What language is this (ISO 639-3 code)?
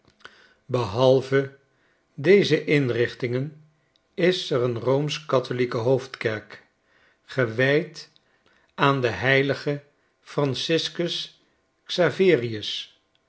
nld